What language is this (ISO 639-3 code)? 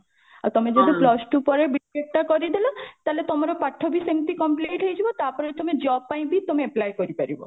ori